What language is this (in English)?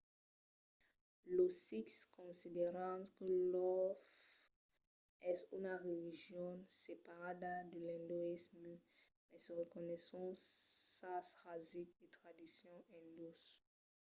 Occitan